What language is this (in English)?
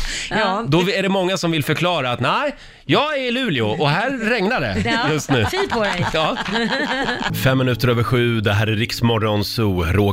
Swedish